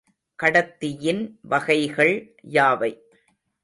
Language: Tamil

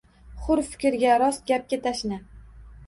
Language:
Uzbek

